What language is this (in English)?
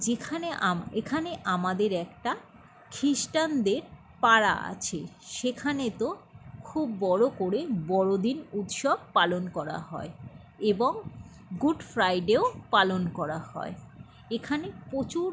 Bangla